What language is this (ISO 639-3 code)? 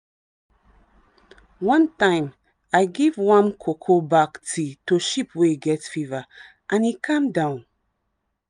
pcm